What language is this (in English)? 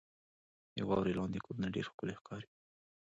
Pashto